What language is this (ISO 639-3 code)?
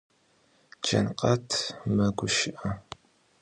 ady